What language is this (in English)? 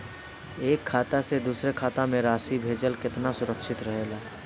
Bhojpuri